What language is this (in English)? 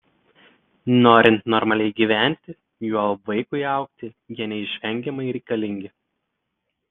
Lithuanian